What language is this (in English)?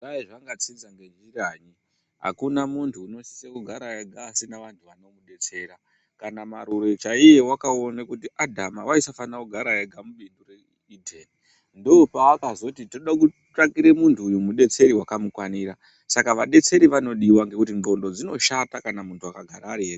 Ndau